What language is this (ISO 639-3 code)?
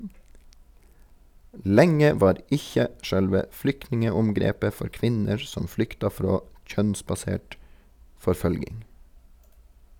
nor